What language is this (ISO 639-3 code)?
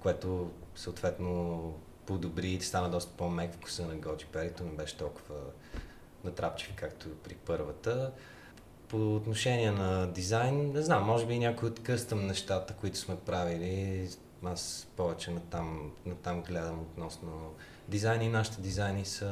bul